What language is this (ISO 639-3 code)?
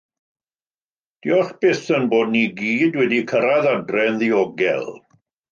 cym